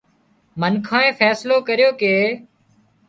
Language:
Wadiyara Koli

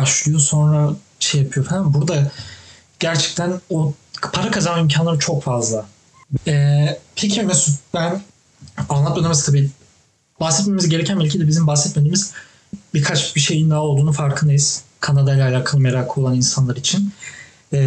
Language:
Turkish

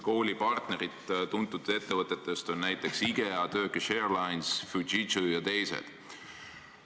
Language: Estonian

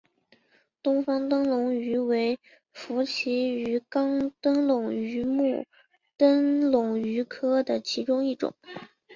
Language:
Chinese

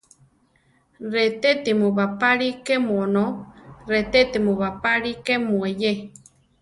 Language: Central Tarahumara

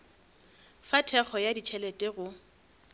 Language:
Northern Sotho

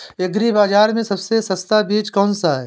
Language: Hindi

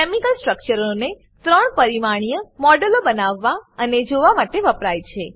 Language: Gujarati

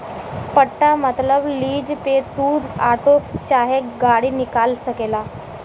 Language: Bhojpuri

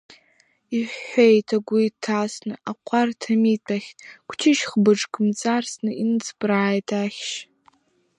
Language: Abkhazian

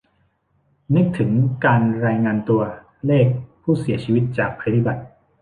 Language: Thai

